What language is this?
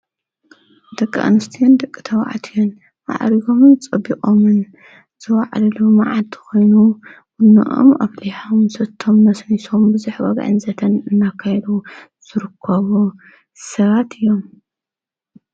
Tigrinya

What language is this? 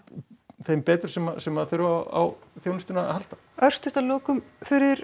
Icelandic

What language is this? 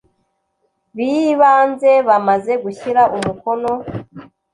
Kinyarwanda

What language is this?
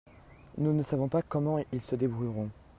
French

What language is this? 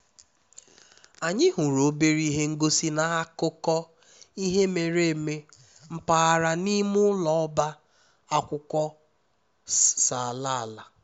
Igbo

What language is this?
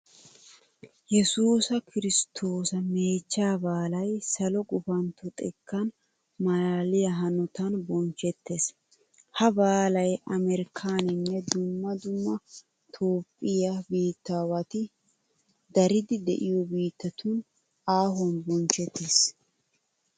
Wolaytta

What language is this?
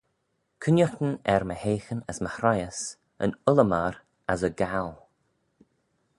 Manx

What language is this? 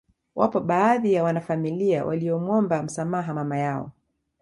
Swahili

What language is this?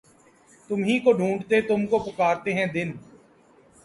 Urdu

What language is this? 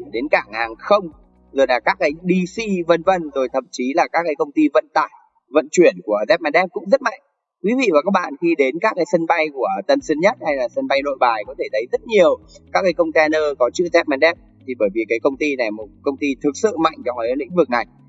Vietnamese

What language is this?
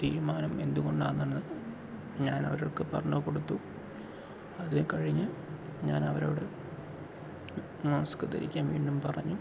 Malayalam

